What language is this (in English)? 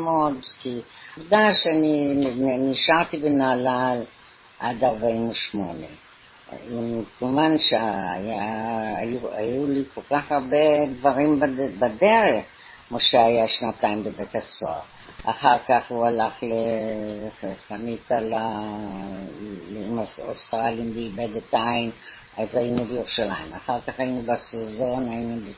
Hebrew